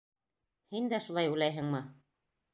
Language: Bashkir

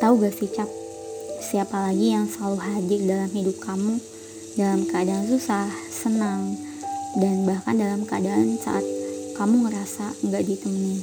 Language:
Indonesian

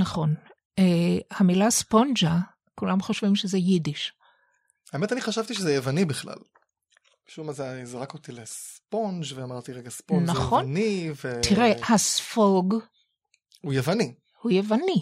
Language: Hebrew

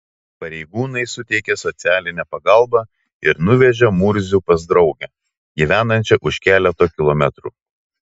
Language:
Lithuanian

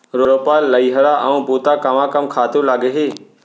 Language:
Chhattisgarhi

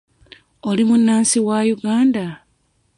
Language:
Ganda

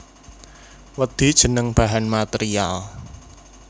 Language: Javanese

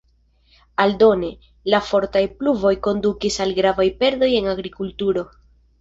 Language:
Esperanto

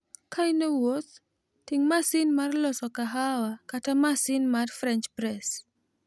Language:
Luo (Kenya and Tanzania)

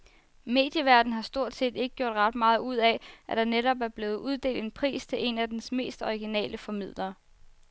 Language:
Danish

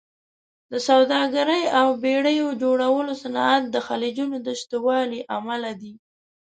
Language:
Pashto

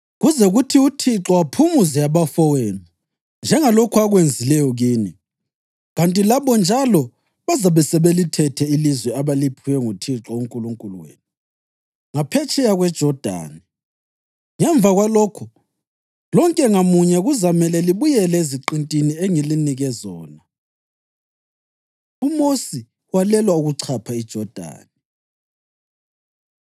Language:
North Ndebele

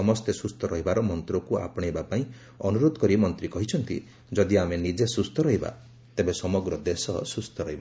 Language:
Odia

